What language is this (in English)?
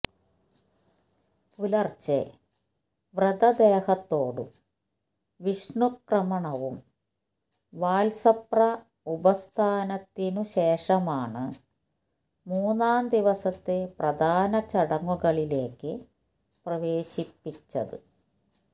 Malayalam